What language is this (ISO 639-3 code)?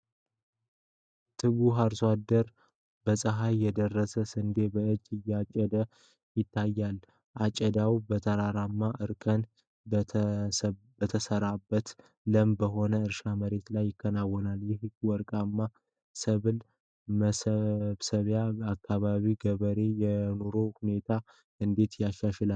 amh